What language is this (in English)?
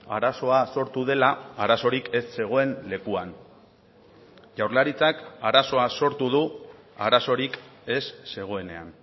Basque